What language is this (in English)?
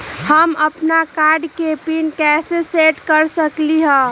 Magahi